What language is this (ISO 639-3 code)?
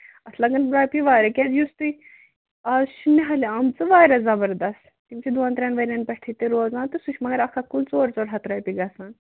kas